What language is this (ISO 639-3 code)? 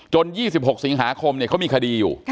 tha